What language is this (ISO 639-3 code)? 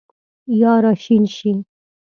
pus